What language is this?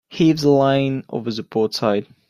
English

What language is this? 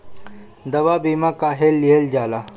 Bhojpuri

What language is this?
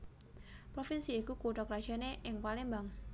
Javanese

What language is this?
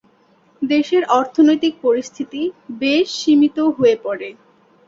Bangla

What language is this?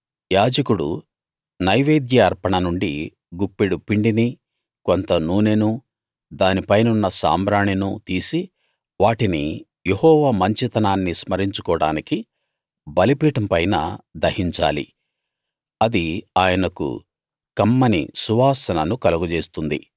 Telugu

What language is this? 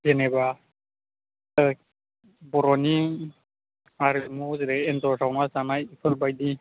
Bodo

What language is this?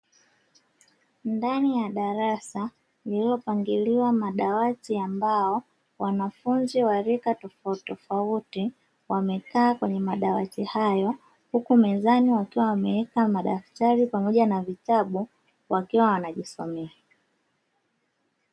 Swahili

